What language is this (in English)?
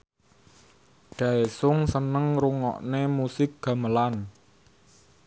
Javanese